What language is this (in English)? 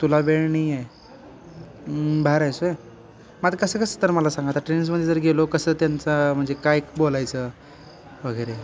Marathi